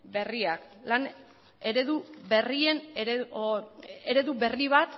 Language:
Basque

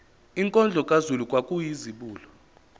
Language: Zulu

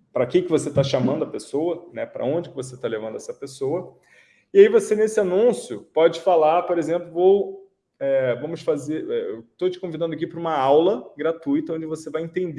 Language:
Portuguese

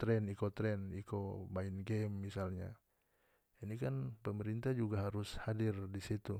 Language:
North Moluccan Malay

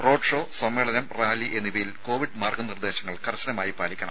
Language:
Malayalam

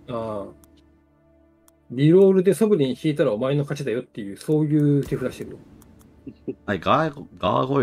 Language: Japanese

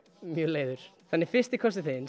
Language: Icelandic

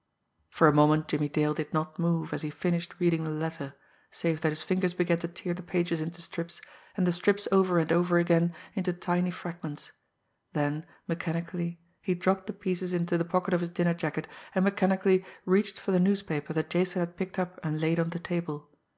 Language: English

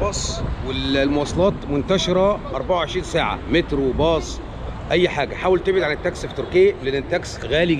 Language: Arabic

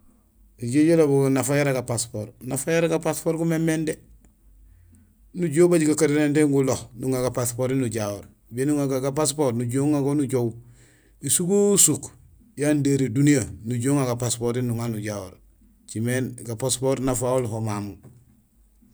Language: Gusilay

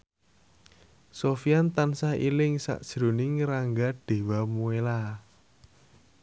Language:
Javanese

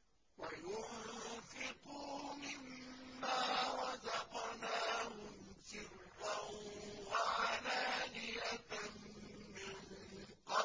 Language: Arabic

